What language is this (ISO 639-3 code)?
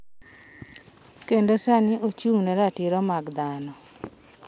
luo